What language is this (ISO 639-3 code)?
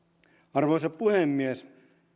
fin